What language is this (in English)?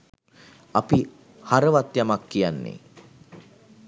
Sinhala